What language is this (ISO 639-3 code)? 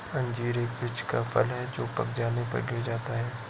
hin